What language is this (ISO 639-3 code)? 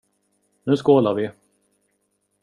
swe